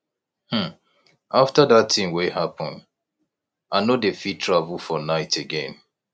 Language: Nigerian Pidgin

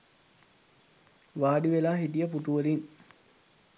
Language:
Sinhala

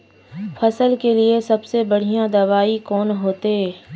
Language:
Magahi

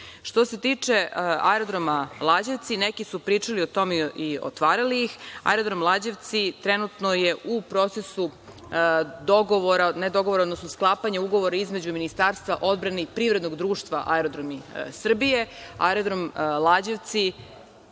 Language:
Serbian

